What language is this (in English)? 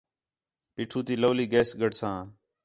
Khetrani